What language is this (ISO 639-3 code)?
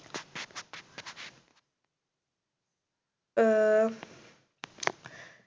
mal